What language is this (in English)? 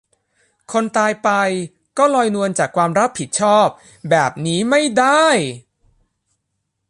Thai